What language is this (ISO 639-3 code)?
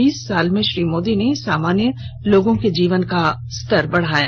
hin